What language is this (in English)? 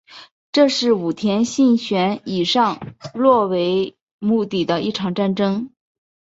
Chinese